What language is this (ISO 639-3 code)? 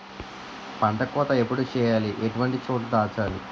tel